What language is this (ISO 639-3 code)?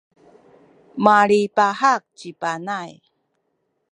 szy